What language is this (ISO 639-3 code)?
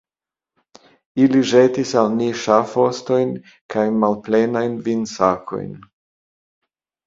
epo